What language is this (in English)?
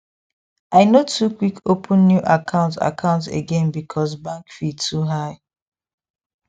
Nigerian Pidgin